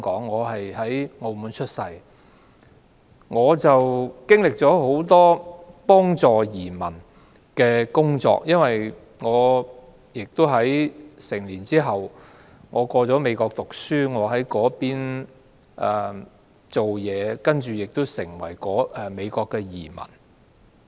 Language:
Cantonese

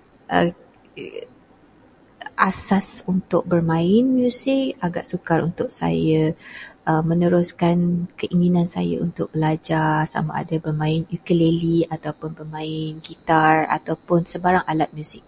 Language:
Malay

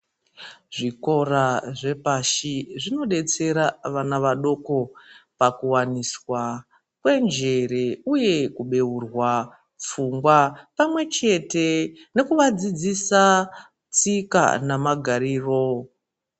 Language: Ndau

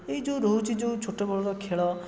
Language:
Odia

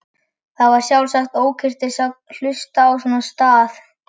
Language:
Icelandic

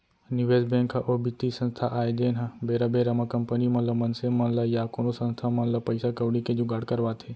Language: Chhattisgarhi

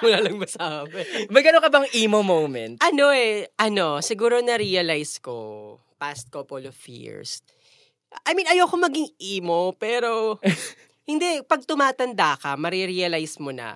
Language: Filipino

